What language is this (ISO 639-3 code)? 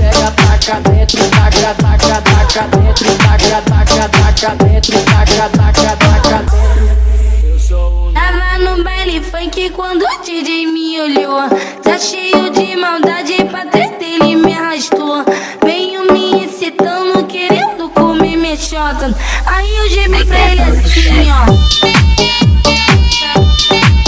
por